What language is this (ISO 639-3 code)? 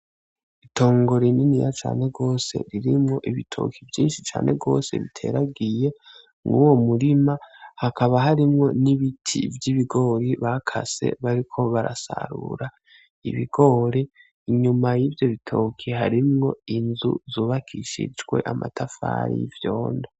run